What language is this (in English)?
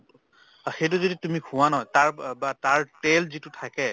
Assamese